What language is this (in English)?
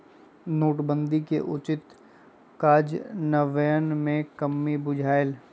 Magahi